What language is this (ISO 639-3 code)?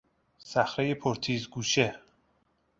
fas